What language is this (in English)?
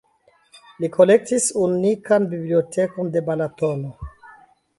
Esperanto